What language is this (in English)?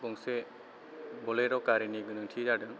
Bodo